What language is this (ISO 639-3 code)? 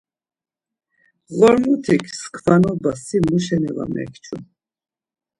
lzz